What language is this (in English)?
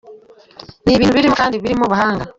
Kinyarwanda